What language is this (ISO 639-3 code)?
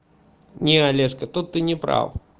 rus